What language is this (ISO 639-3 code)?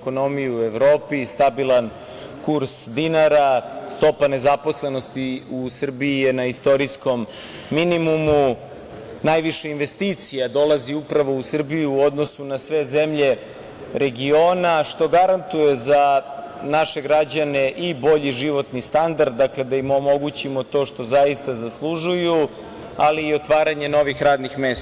srp